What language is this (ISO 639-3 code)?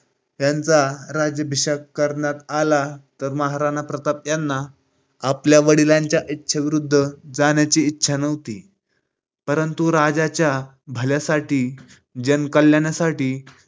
mar